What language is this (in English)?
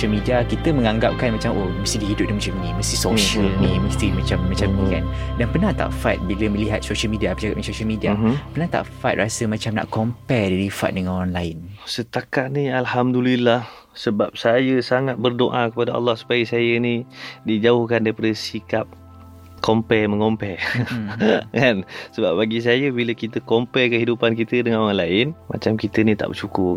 Malay